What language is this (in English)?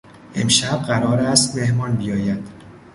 Persian